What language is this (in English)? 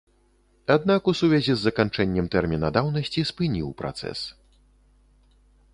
Belarusian